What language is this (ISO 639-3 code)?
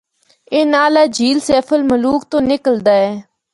hno